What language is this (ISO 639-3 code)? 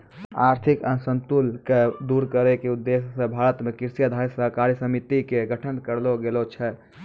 mai